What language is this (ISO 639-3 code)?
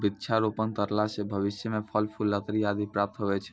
mai